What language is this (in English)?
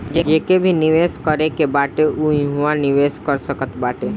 Bhojpuri